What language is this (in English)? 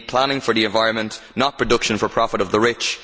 English